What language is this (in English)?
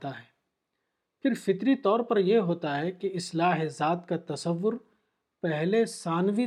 Urdu